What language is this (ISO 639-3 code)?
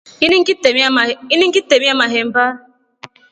rof